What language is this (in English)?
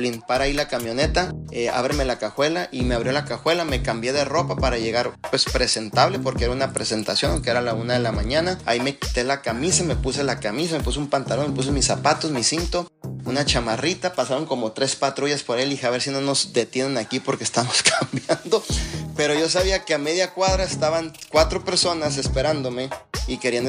Spanish